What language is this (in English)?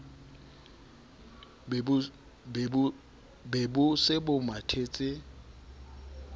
Southern Sotho